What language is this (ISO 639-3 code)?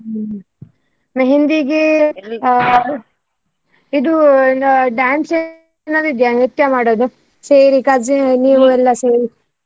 kan